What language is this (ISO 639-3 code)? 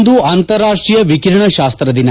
kan